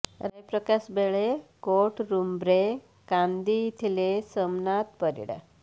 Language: Odia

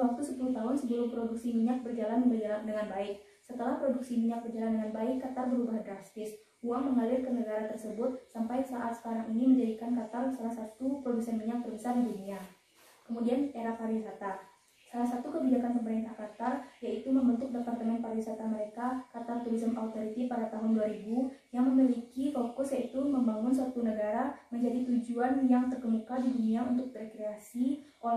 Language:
Indonesian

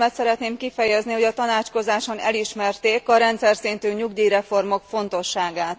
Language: Hungarian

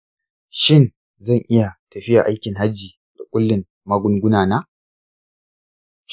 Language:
Hausa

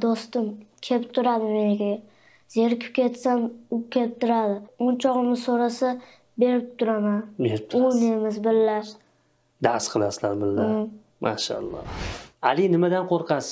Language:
Turkish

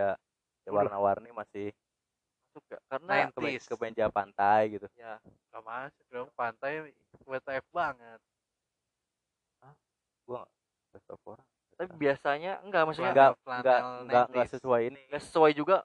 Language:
Indonesian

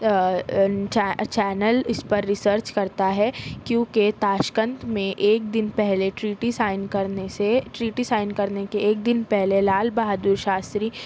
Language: Urdu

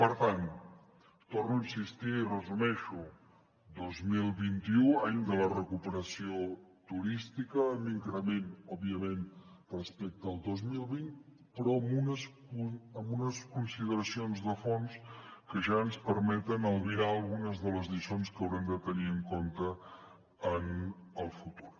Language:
Catalan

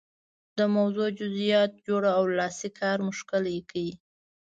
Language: Pashto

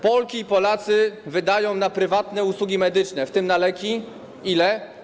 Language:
Polish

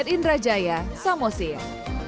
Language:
Indonesian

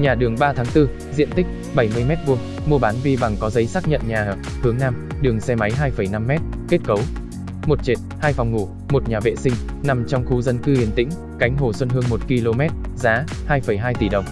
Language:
Vietnamese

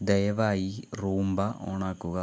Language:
Malayalam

